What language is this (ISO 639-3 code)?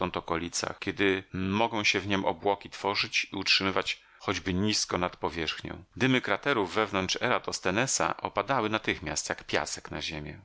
pol